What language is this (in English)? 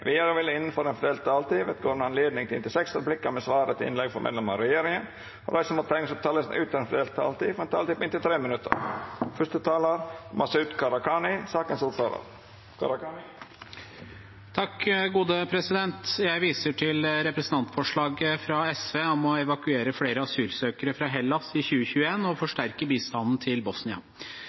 Norwegian Nynorsk